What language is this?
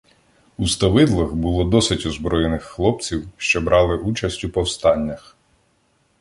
Ukrainian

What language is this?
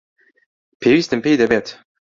Central Kurdish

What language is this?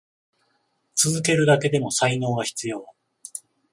Japanese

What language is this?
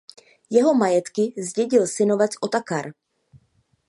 Czech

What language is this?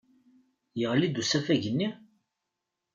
Kabyle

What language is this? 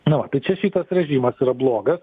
Lithuanian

